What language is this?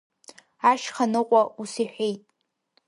Abkhazian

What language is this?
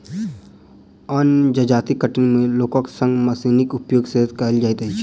Maithili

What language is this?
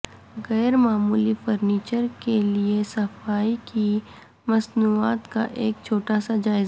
Urdu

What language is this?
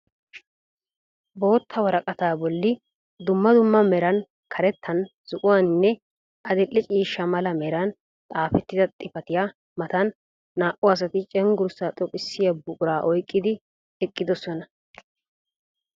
Wolaytta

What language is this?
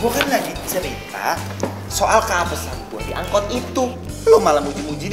Indonesian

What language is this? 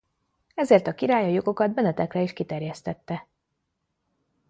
Hungarian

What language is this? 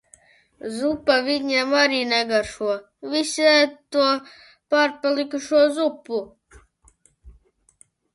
Latvian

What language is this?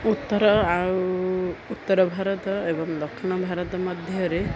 Odia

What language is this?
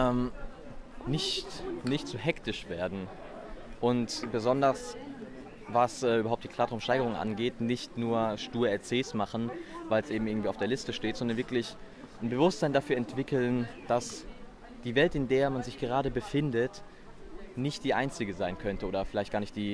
German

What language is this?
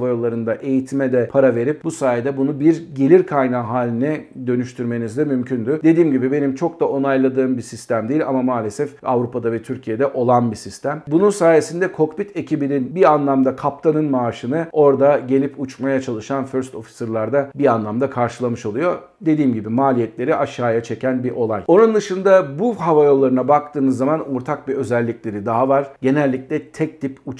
Turkish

